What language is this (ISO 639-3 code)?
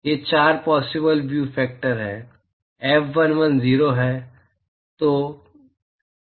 hin